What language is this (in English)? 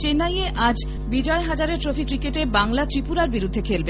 Bangla